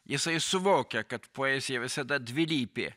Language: Lithuanian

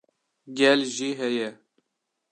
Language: Kurdish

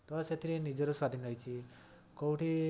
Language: Odia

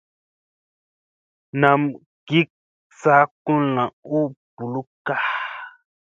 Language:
Musey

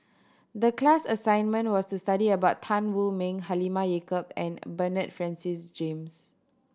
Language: English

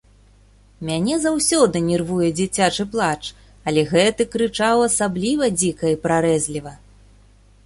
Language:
Belarusian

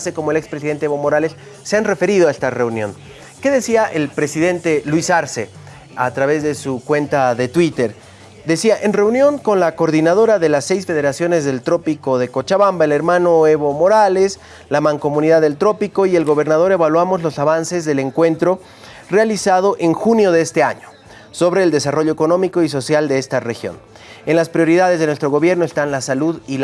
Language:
Spanish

